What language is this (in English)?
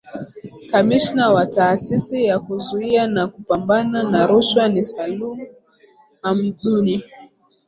Swahili